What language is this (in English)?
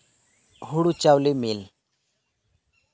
Santali